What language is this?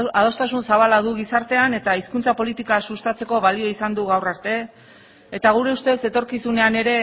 Basque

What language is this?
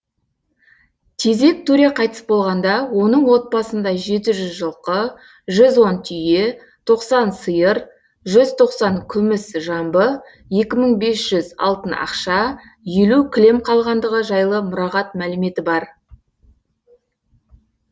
Kazakh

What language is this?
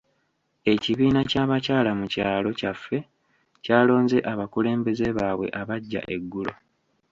Ganda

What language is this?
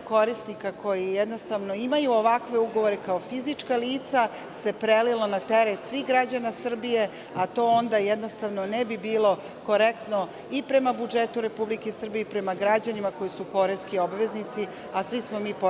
Serbian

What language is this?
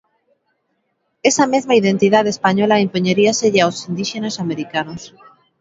Galician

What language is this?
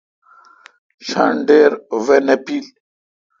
Kalkoti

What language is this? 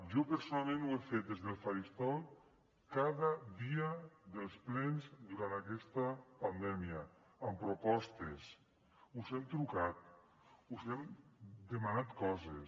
Catalan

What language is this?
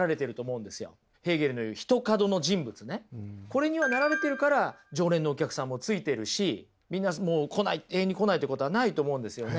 Japanese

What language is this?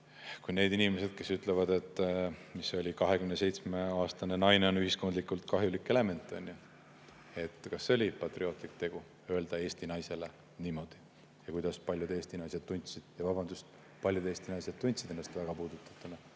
Estonian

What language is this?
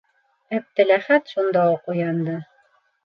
Bashkir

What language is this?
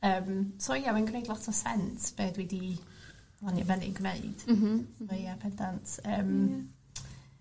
Welsh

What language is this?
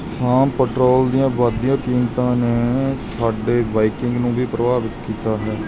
Punjabi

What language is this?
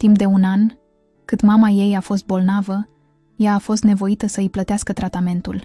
Romanian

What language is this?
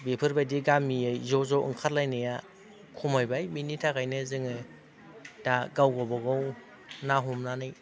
Bodo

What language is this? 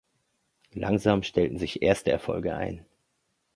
German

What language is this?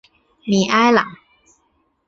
Chinese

